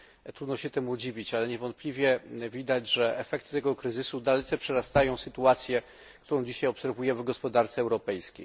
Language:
Polish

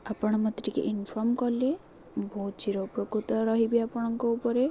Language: Odia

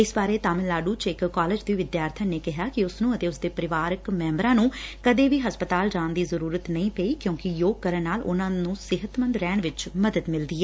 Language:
Punjabi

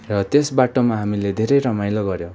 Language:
Nepali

